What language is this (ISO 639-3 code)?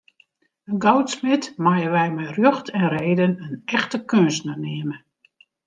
fry